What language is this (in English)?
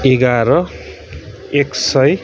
Nepali